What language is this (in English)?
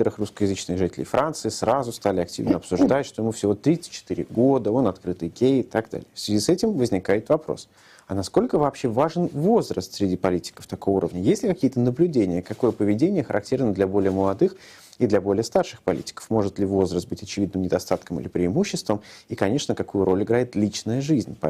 Russian